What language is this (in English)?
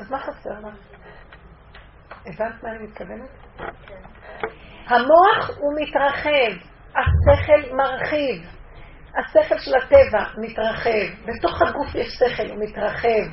Hebrew